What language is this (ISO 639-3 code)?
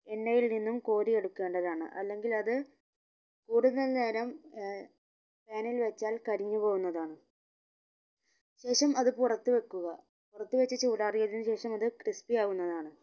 mal